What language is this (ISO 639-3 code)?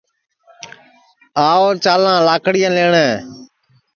ssi